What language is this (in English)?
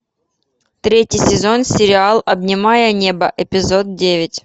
Russian